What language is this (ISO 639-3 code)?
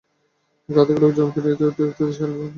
ben